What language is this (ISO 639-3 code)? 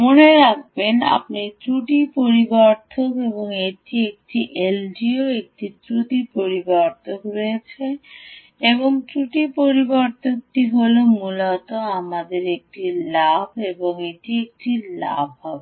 ben